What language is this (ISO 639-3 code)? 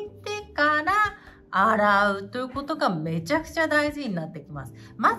jpn